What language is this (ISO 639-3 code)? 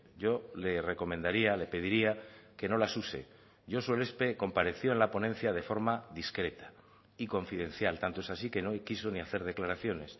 spa